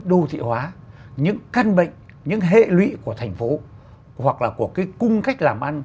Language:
Vietnamese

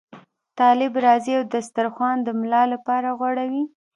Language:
Pashto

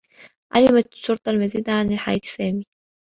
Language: Arabic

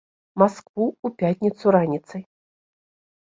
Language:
Belarusian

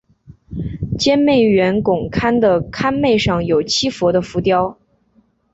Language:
Chinese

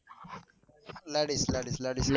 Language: Gujarati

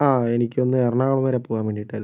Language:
Malayalam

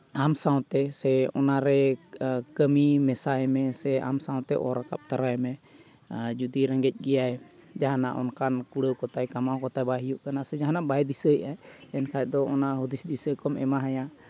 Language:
Santali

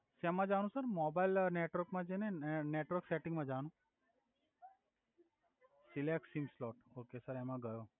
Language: Gujarati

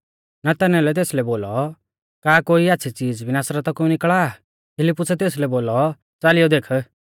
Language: Mahasu Pahari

